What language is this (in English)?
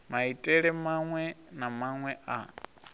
Venda